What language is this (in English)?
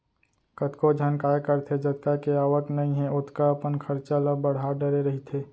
Chhattisgarhi